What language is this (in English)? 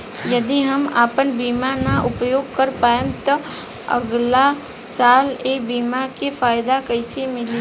Bhojpuri